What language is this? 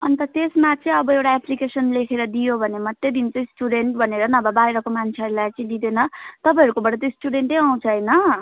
Nepali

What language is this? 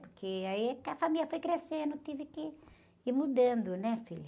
Portuguese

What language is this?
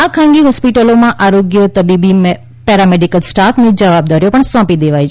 Gujarati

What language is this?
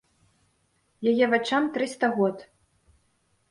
Belarusian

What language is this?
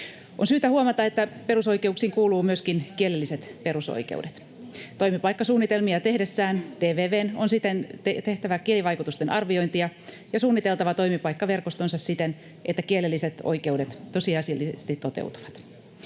Finnish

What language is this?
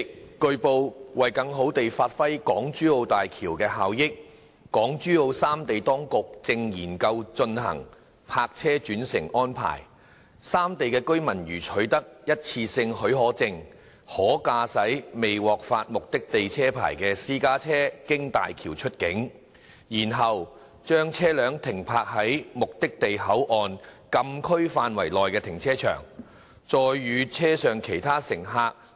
Cantonese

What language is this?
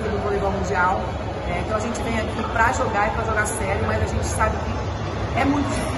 Portuguese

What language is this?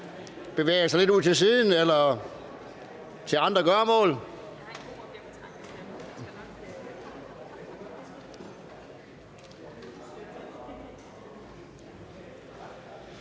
Danish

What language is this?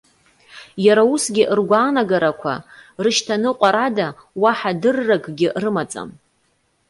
Abkhazian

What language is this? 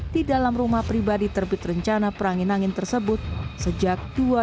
Indonesian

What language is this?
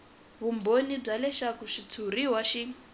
Tsonga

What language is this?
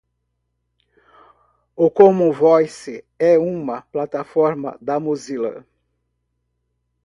Portuguese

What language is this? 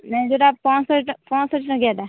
Odia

